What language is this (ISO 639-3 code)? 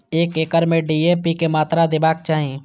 mai